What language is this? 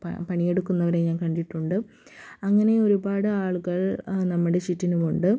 Malayalam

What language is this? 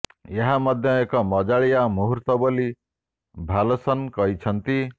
Odia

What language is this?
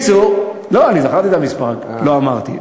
Hebrew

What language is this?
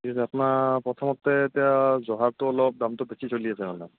Assamese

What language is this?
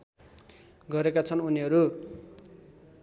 Nepali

